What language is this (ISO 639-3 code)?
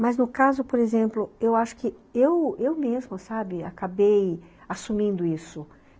por